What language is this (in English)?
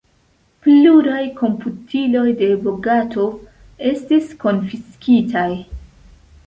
Esperanto